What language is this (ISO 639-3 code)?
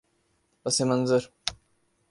urd